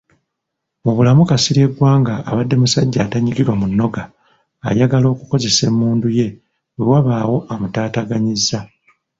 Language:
Ganda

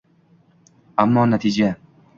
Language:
Uzbek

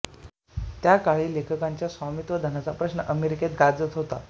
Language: Marathi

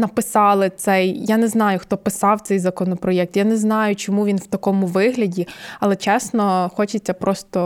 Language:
Ukrainian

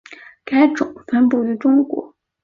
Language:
Chinese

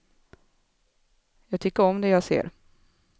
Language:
Swedish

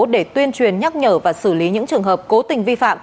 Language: Vietnamese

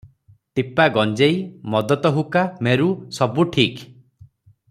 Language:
Odia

